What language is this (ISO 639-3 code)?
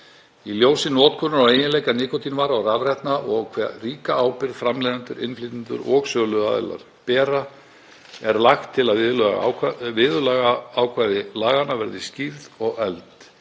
isl